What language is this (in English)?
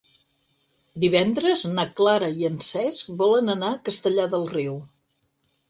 Catalan